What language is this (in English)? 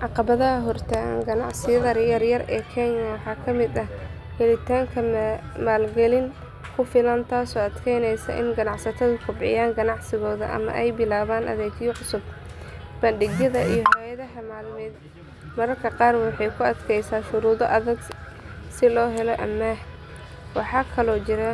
Somali